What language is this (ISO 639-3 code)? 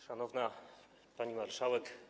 pol